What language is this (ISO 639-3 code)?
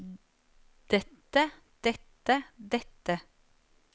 nor